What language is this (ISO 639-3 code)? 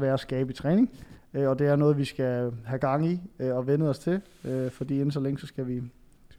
dan